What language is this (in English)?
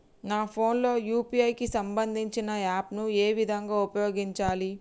Telugu